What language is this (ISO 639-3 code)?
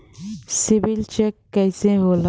bho